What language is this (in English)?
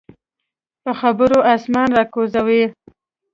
Pashto